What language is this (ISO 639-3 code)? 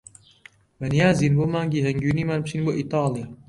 ckb